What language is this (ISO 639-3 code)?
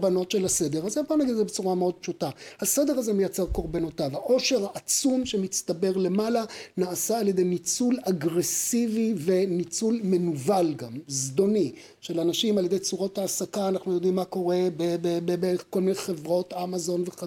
heb